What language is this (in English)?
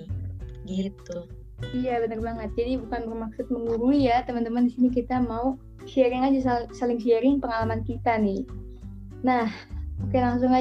Indonesian